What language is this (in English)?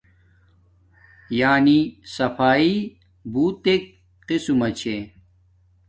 Domaaki